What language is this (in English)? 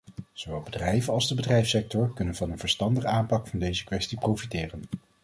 Dutch